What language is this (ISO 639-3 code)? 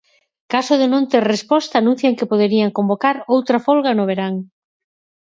glg